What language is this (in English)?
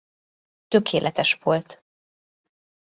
Hungarian